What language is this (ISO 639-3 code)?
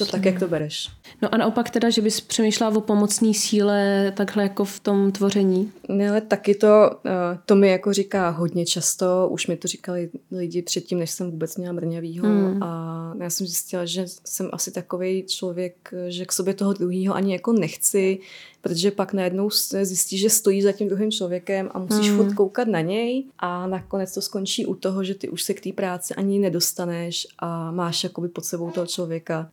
ces